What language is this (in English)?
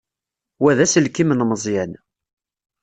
Kabyle